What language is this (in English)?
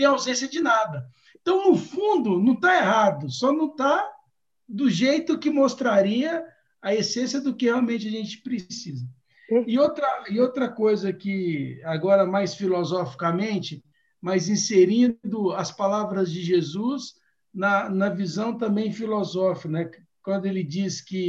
Portuguese